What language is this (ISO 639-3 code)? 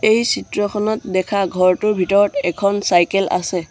asm